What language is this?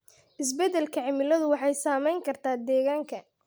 Somali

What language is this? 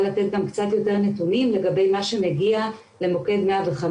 Hebrew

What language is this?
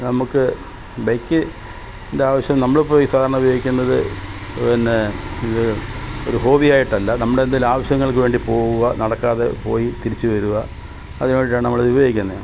Malayalam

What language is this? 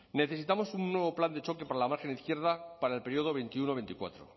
Spanish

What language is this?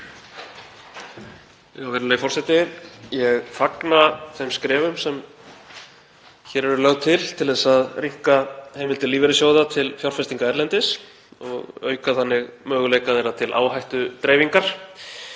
Icelandic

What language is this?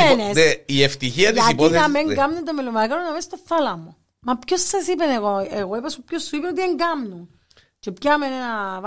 Greek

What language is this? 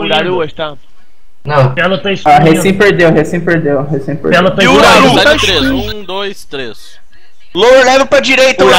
Portuguese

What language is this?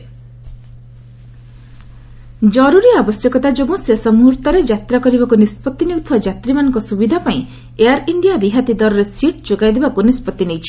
Odia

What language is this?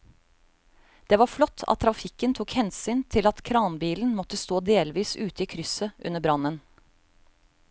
Norwegian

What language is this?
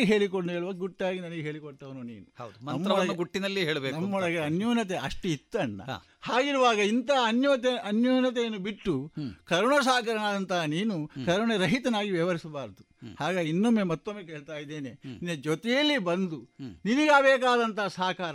Kannada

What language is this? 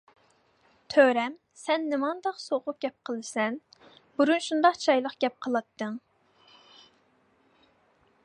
Uyghur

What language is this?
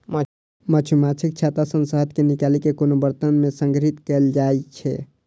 Maithili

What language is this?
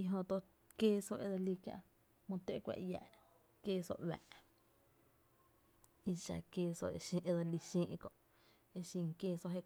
Tepinapa Chinantec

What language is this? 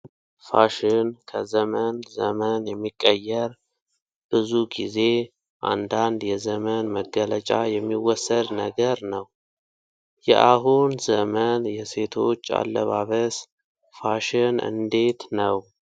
Amharic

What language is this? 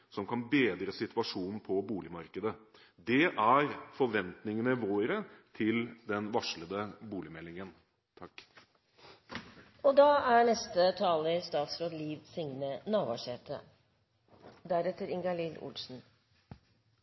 Norwegian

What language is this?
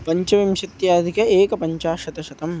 Sanskrit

